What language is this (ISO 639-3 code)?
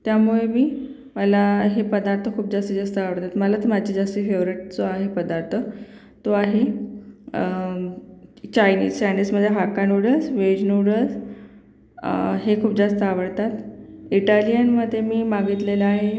mar